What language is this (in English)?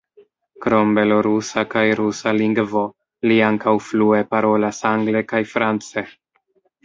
Esperanto